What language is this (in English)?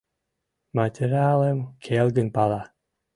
Mari